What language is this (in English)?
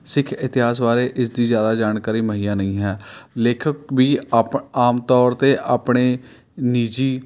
Punjabi